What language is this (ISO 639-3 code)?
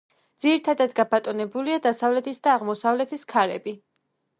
kat